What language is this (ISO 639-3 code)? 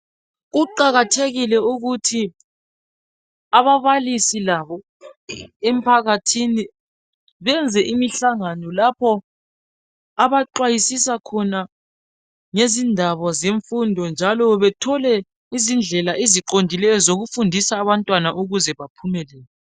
nde